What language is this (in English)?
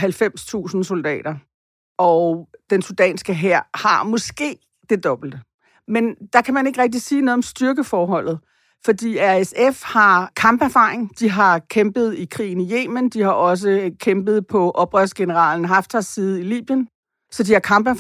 Danish